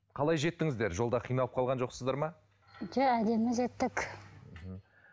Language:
Kazakh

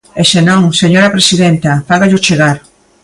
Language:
Galician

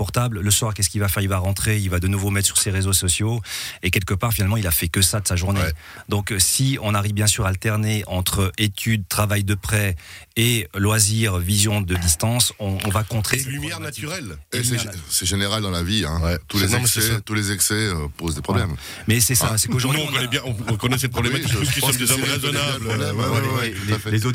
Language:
French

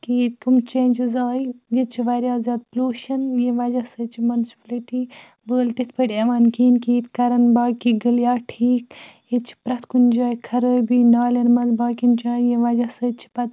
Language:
Kashmiri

